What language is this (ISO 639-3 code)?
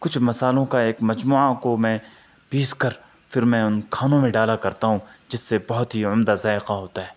urd